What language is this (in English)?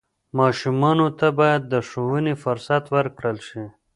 Pashto